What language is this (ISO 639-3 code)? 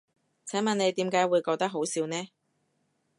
yue